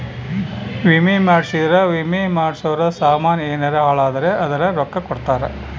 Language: Kannada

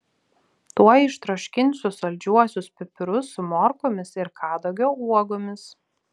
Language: Lithuanian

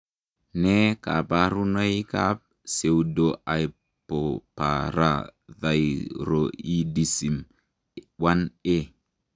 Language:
Kalenjin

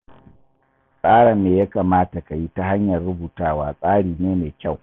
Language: Hausa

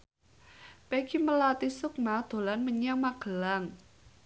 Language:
Javanese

